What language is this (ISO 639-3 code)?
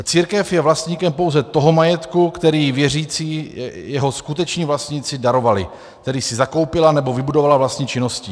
ces